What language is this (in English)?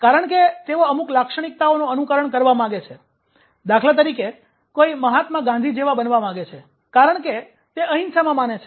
Gujarati